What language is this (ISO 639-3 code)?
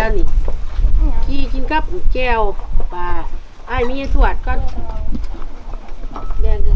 tha